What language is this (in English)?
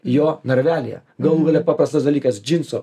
Lithuanian